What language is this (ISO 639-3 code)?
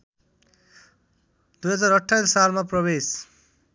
nep